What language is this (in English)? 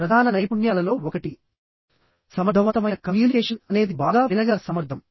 Telugu